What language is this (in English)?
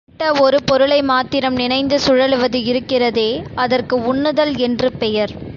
Tamil